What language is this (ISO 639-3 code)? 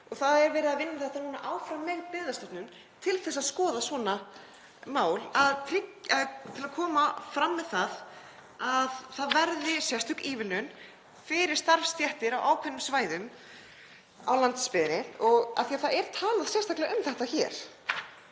isl